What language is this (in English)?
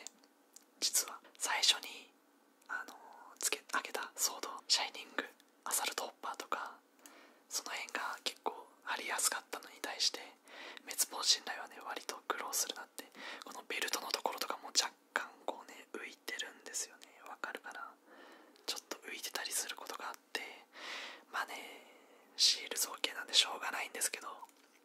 Japanese